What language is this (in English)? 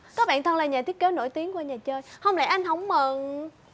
Vietnamese